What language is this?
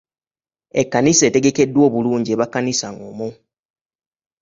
Ganda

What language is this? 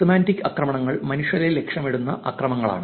Malayalam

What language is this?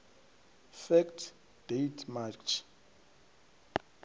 Venda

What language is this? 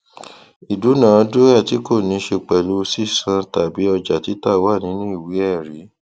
Yoruba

